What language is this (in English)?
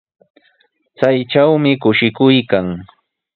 Sihuas Ancash Quechua